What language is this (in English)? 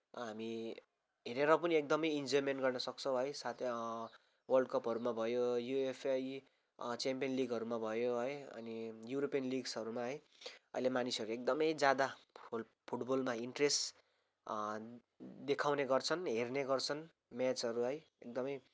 Nepali